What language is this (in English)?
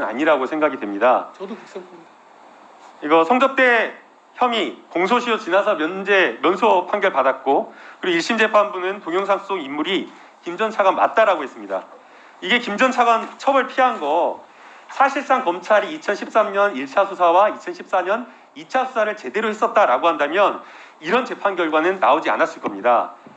Korean